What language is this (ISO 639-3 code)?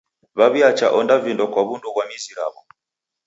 dav